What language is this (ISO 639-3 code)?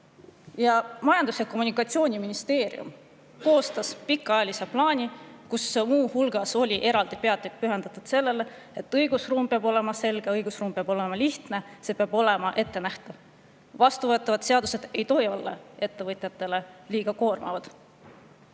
est